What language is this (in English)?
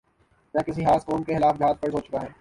Urdu